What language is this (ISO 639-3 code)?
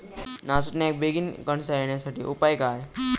mar